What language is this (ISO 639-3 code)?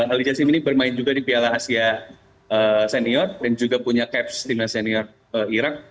ind